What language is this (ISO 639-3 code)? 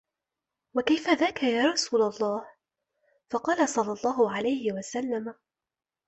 ara